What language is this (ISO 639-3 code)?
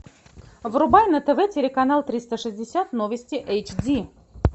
rus